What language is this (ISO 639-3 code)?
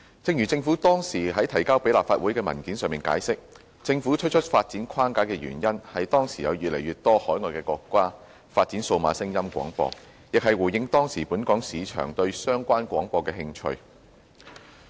yue